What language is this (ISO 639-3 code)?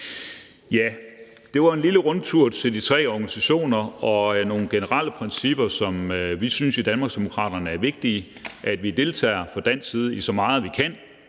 dan